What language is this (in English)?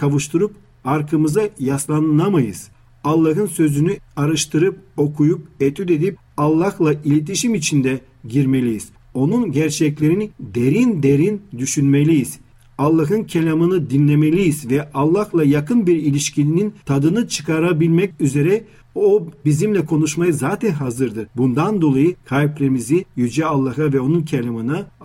Turkish